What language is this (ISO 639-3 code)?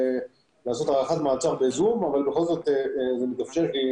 heb